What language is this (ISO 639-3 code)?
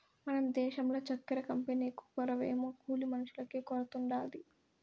tel